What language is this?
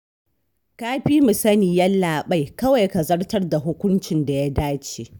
Hausa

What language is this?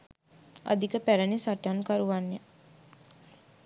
Sinhala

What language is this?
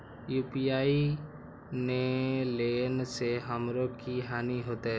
Maithili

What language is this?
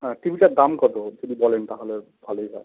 Bangla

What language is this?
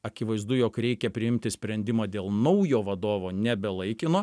Lithuanian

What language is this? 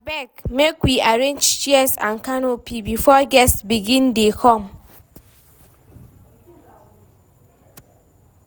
Nigerian Pidgin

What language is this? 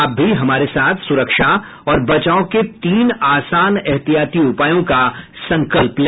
Hindi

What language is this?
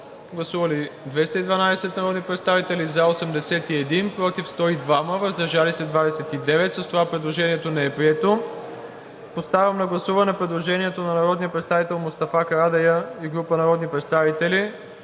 Bulgarian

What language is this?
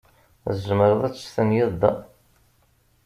Kabyle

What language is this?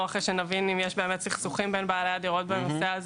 Hebrew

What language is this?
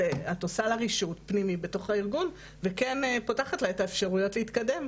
Hebrew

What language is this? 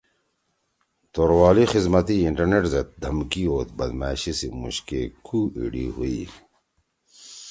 Torwali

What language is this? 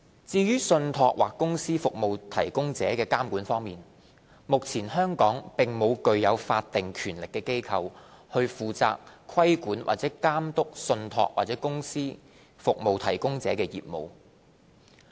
Cantonese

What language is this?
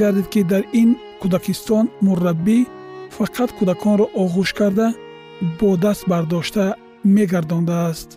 Persian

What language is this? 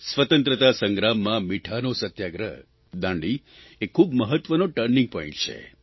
Gujarati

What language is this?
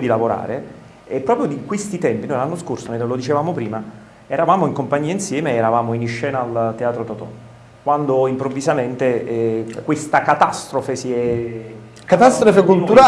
Italian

